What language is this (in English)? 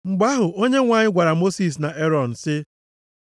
Igbo